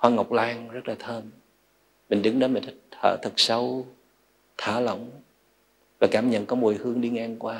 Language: Vietnamese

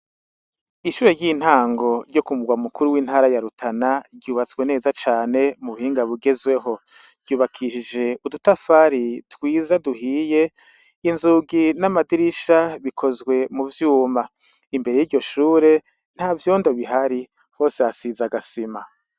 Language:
Rundi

